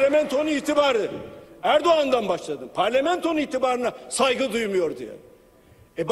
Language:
Turkish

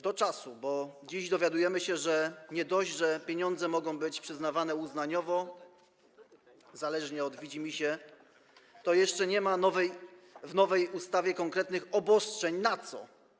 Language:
Polish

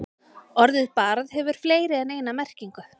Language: Icelandic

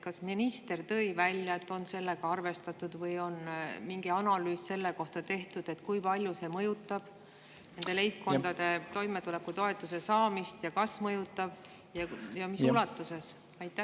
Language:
Estonian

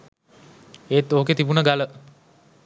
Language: Sinhala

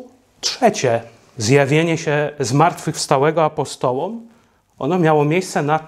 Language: Polish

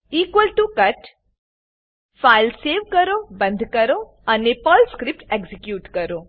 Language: Gujarati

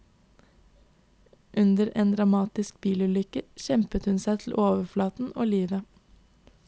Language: Norwegian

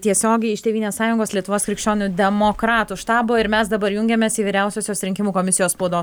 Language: Lithuanian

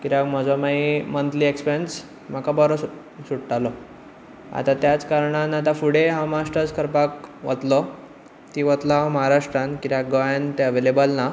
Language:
Konkani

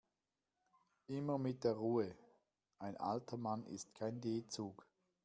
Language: German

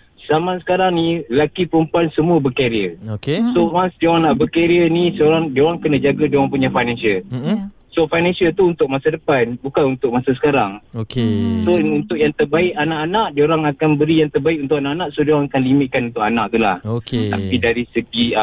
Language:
Malay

